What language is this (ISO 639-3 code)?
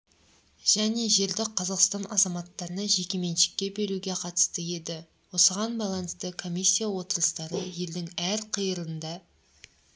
kaz